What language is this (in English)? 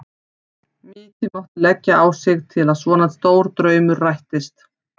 Icelandic